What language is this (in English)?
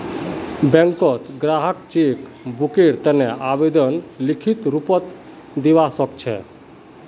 Magahi